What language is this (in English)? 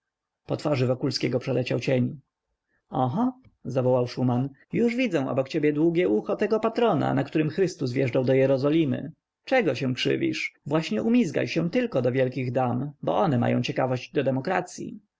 Polish